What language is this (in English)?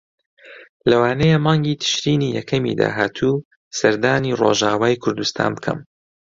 Central Kurdish